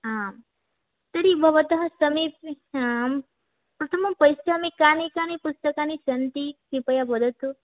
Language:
Sanskrit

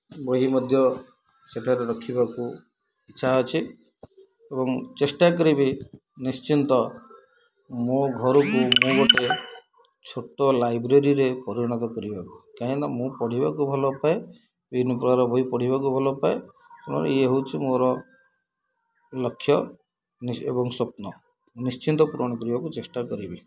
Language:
Odia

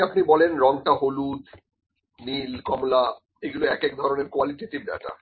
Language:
Bangla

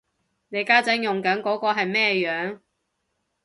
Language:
Cantonese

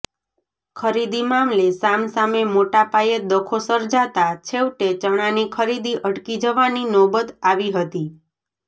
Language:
Gujarati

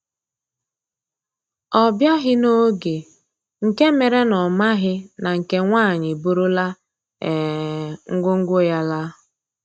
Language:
Igbo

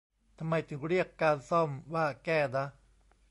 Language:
Thai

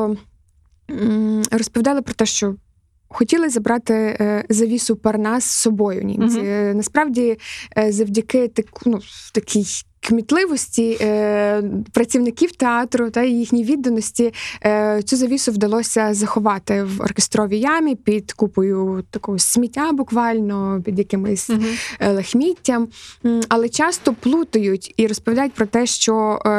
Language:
Ukrainian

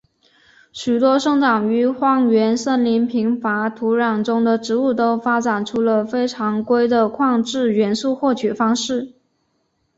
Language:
Chinese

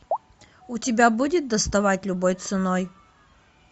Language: Russian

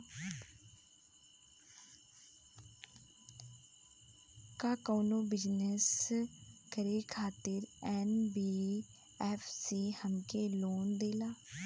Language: Bhojpuri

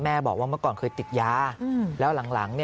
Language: Thai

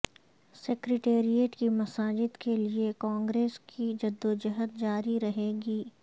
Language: Urdu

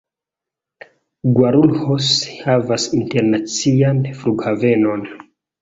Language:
Esperanto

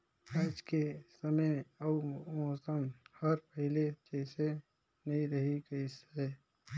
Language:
Chhattisgarhi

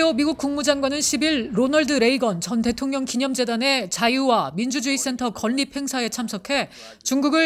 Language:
Korean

